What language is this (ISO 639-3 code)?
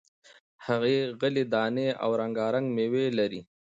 pus